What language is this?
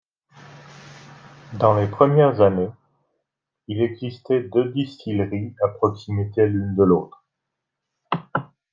French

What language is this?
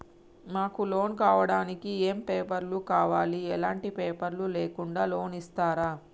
Telugu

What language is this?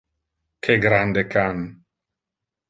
Interlingua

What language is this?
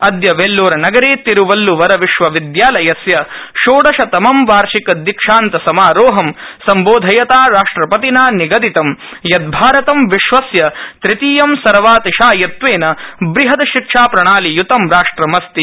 Sanskrit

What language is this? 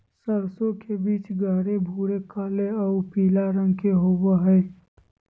Magahi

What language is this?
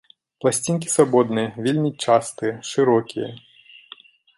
Belarusian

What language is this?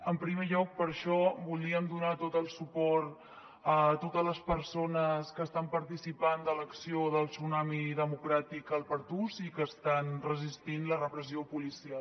Catalan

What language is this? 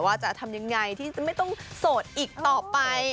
Thai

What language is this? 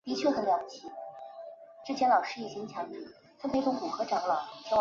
Chinese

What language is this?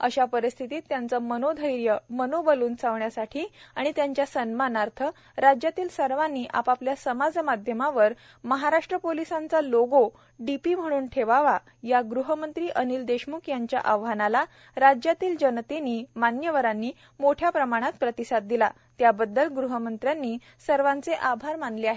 Marathi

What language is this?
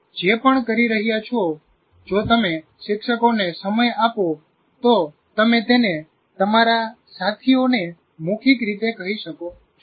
Gujarati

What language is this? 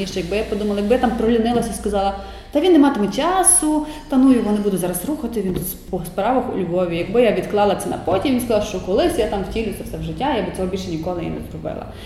Ukrainian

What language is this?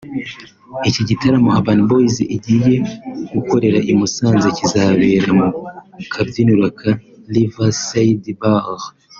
Kinyarwanda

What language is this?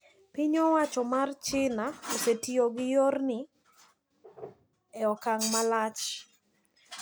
Luo (Kenya and Tanzania)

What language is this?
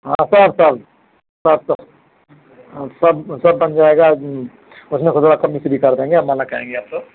Hindi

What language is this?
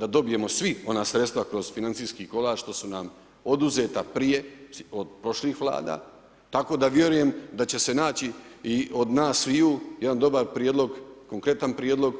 Croatian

